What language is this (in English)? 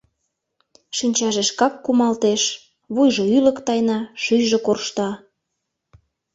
Mari